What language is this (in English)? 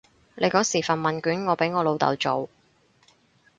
Cantonese